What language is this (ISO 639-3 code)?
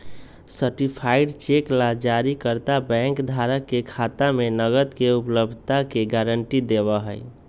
mag